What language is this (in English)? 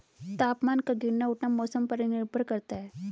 Hindi